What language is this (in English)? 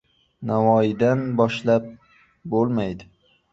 Uzbek